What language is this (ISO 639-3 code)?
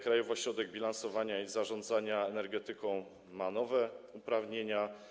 pol